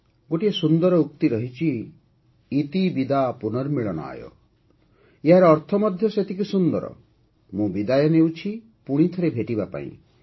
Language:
Odia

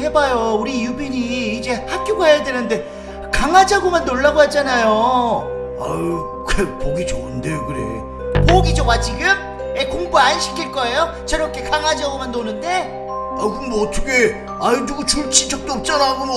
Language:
Korean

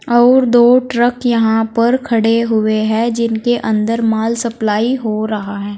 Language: Hindi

